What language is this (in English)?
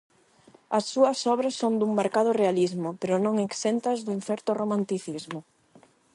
Galician